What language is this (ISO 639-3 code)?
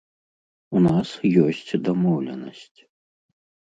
bel